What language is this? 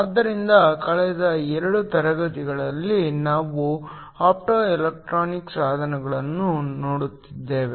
Kannada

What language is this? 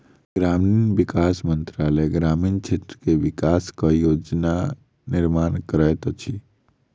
Maithili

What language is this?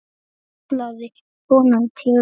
Icelandic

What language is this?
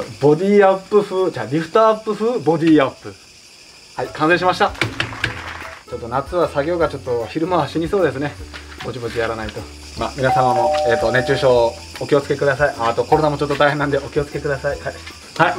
Japanese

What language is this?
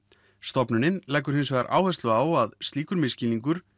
Icelandic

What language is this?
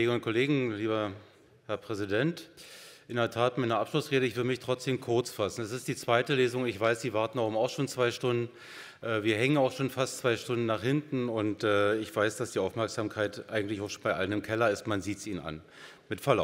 German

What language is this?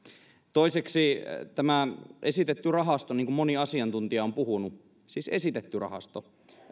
Finnish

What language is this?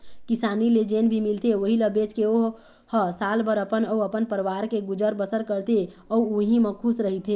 Chhattisgarhi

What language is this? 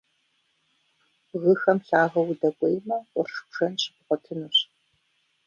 Kabardian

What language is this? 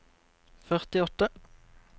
Norwegian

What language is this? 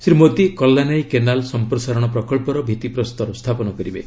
Odia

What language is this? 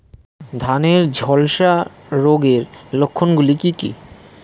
Bangla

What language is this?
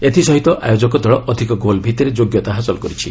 Odia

